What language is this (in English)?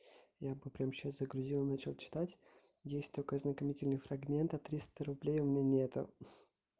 Russian